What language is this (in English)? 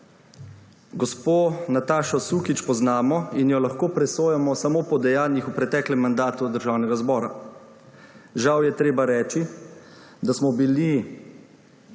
Slovenian